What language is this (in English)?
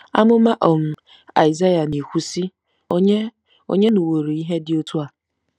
Igbo